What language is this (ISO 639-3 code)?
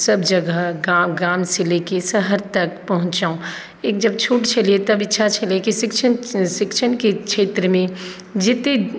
mai